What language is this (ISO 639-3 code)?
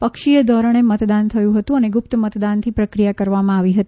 guj